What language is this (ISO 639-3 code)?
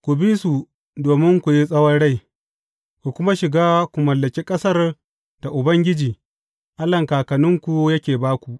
hau